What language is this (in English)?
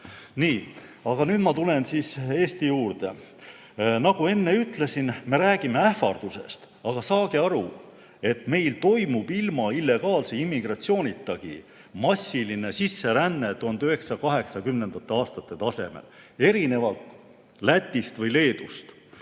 Estonian